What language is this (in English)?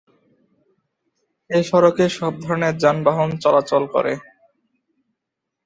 Bangla